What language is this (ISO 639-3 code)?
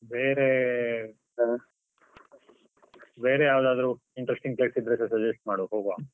kan